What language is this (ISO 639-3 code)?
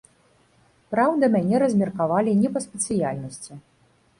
bel